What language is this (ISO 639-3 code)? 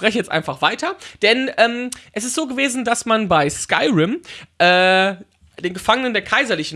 deu